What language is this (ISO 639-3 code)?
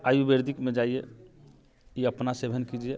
mai